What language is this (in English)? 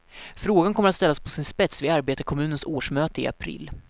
Swedish